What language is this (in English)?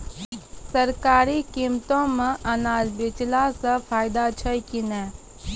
Maithili